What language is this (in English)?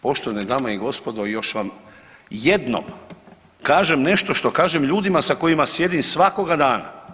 Croatian